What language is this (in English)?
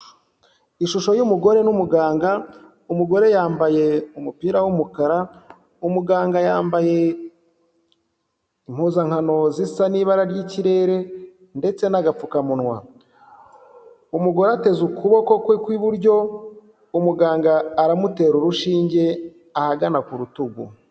Kinyarwanda